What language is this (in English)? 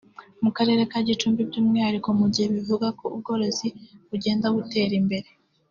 Kinyarwanda